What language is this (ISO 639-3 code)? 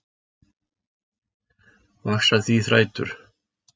isl